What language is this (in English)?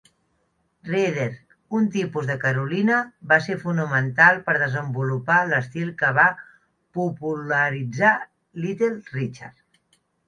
Catalan